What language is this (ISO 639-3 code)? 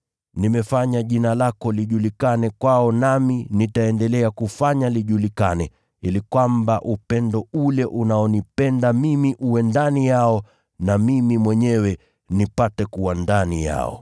swa